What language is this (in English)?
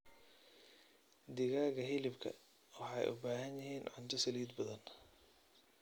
Somali